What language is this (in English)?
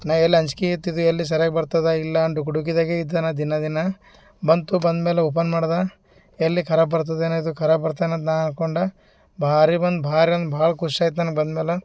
Kannada